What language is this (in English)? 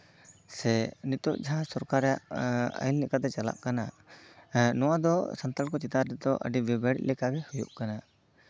Santali